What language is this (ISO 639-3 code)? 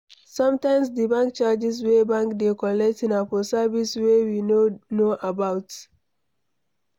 pcm